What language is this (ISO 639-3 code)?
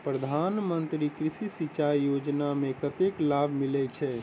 mai